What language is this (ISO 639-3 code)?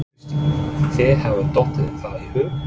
isl